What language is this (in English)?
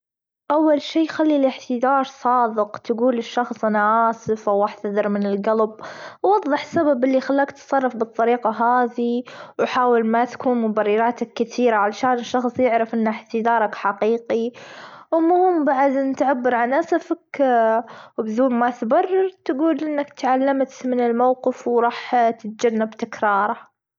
Gulf Arabic